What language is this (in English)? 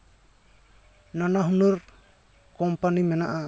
Santali